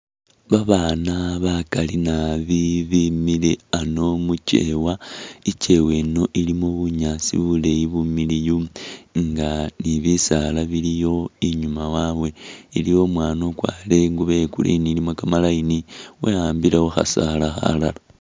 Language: Masaaba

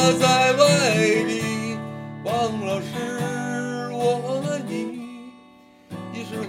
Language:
Chinese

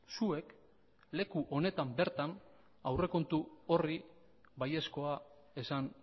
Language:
Basque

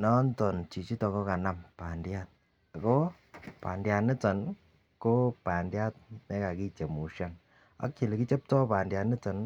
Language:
Kalenjin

